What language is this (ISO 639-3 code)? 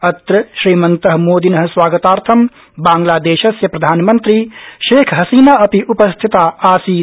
san